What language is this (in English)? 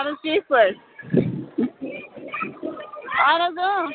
Kashmiri